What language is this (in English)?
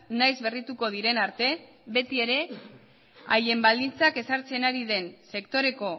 Basque